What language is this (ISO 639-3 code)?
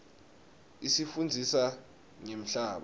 ssw